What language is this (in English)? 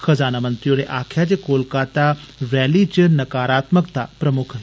Dogri